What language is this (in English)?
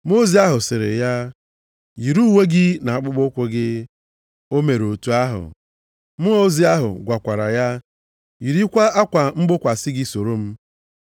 Igbo